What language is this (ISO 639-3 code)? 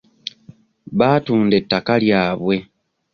lug